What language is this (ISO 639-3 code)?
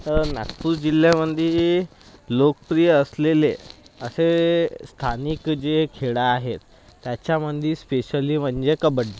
mar